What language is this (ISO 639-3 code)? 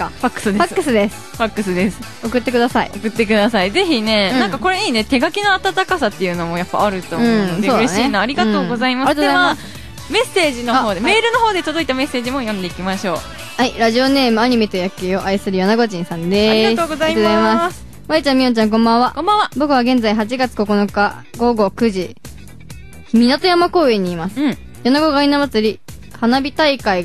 jpn